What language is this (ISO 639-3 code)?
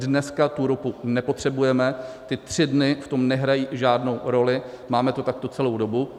ces